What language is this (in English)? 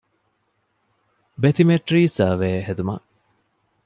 Divehi